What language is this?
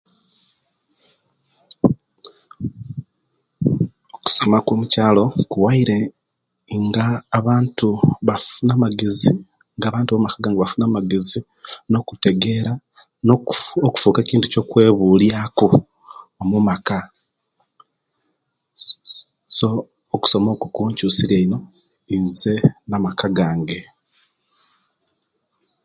Kenyi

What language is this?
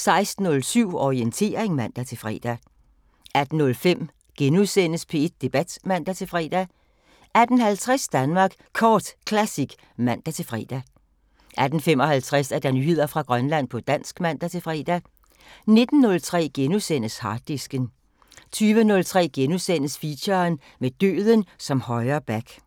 Danish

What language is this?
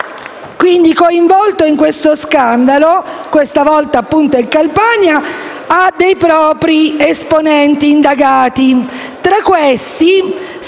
Italian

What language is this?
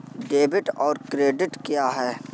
Hindi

